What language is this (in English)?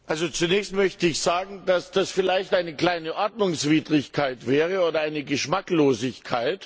German